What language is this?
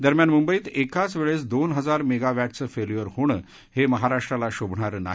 Marathi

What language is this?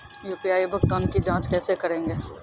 Maithili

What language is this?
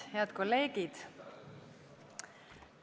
Estonian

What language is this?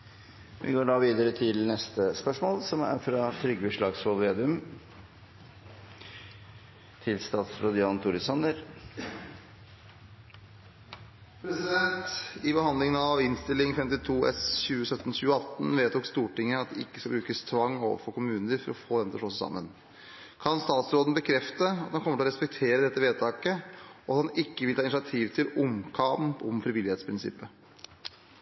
Norwegian Bokmål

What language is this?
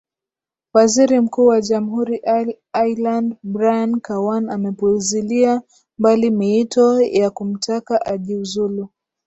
Swahili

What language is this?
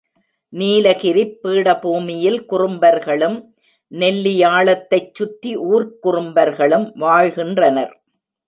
Tamil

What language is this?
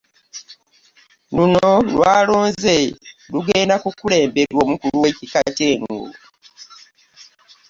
Ganda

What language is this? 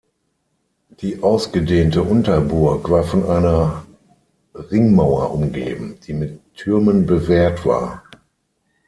German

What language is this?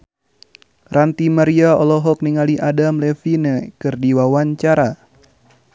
Sundanese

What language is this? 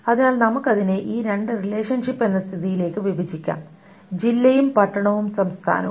Malayalam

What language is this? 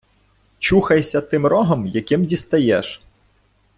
Ukrainian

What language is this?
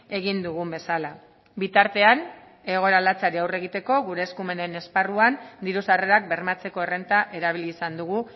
Basque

